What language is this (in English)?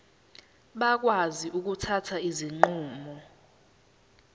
Zulu